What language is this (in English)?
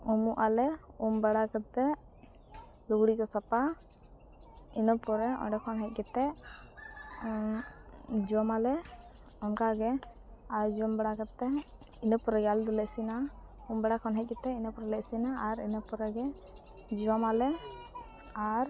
Santali